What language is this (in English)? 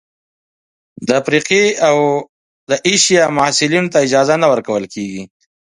Pashto